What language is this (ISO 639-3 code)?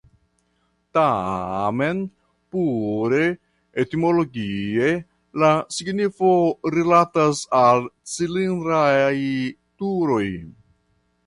epo